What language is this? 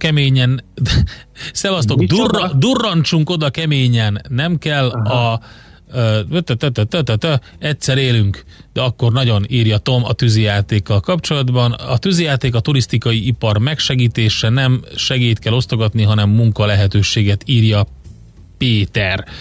Hungarian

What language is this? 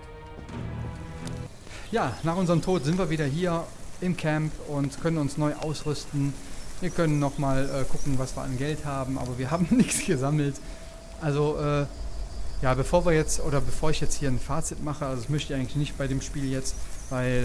German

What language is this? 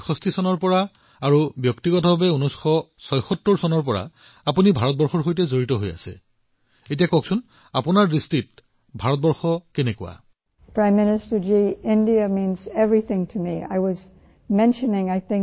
Assamese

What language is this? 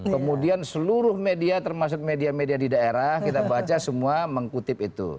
Indonesian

